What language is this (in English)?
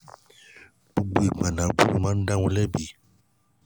Yoruba